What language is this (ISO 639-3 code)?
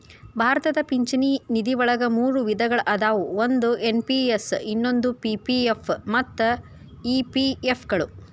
kan